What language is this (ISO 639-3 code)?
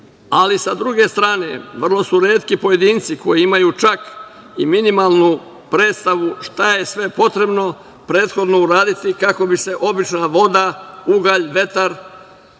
srp